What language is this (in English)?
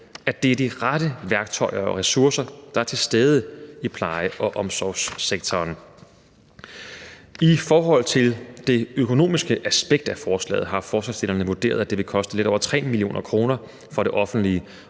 Danish